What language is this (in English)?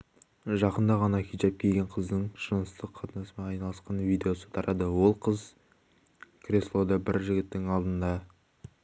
Kazakh